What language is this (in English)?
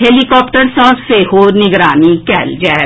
Maithili